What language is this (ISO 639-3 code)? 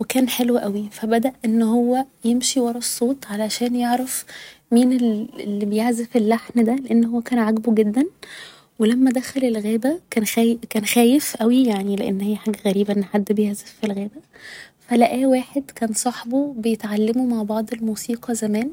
arz